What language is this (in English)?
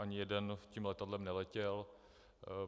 Czech